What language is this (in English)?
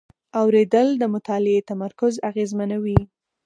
Pashto